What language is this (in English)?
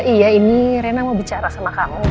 Indonesian